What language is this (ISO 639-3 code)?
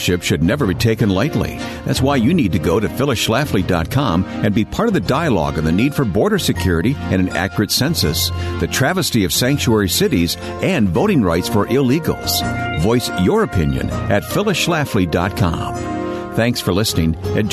eng